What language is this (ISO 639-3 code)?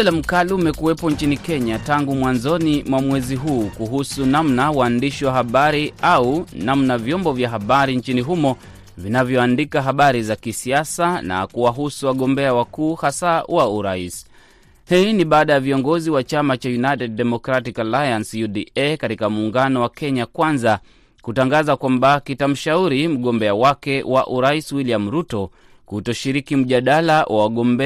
swa